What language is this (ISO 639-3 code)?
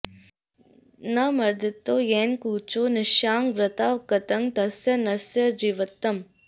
san